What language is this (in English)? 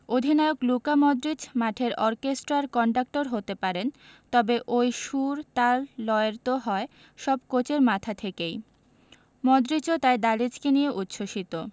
Bangla